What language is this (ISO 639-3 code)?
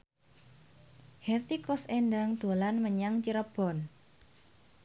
jav